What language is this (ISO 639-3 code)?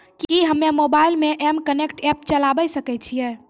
mai